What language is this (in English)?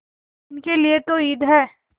Hindi